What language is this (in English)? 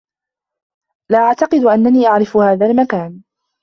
Arabic